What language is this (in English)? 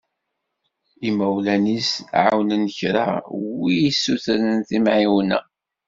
Kabyle